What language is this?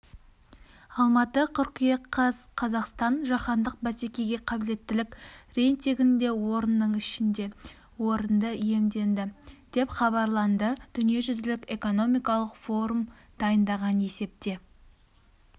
Kazakh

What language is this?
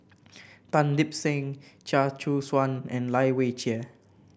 English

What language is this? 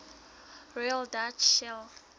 Southern Sotho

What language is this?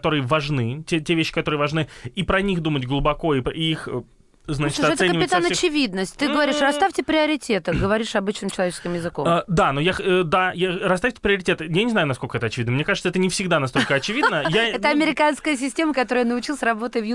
Russian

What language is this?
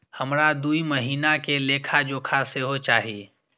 Maithili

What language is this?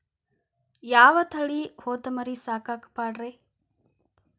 Kannada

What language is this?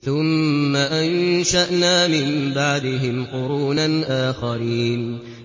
Arabic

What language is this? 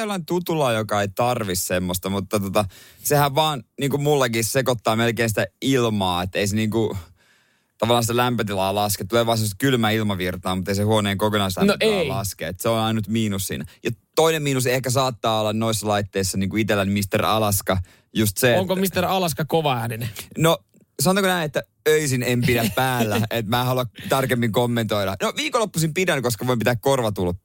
Finnish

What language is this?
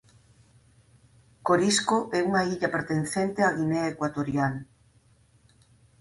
Galician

